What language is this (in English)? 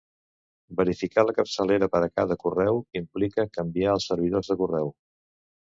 Catalan